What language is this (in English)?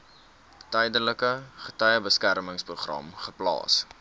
Afrikaans